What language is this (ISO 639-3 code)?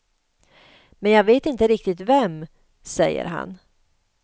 swe